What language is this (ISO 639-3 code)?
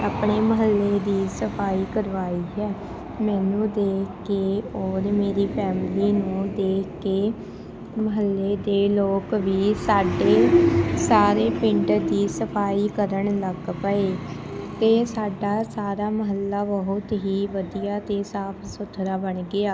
pan